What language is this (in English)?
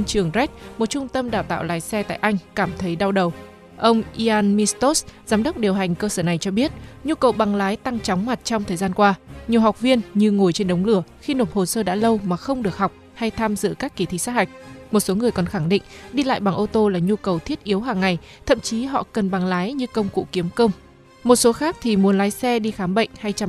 Vietnamese